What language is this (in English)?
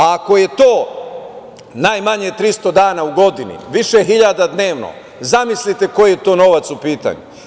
Serbian